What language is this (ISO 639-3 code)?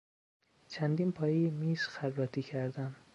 fas